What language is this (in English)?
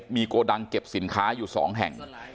Thai